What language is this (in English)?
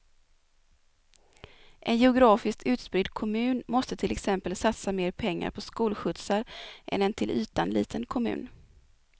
Swedish